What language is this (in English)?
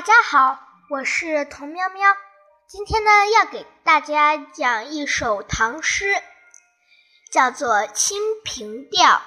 Chinese